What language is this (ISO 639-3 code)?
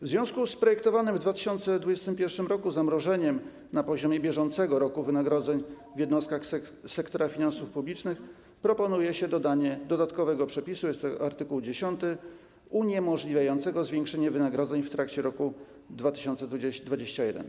pol